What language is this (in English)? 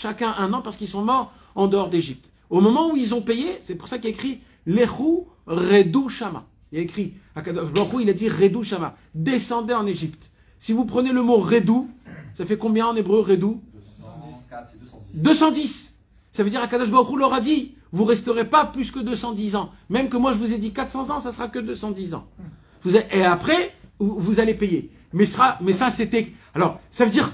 French